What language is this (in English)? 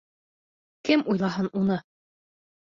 Bashkir